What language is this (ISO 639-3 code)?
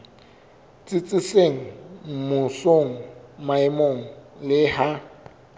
sot